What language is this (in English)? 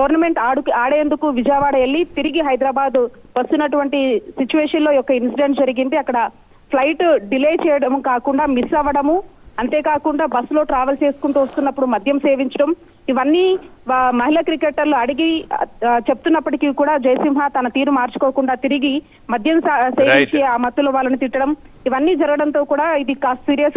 Telugu